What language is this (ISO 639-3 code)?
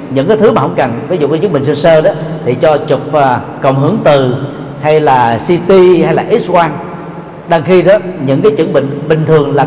vie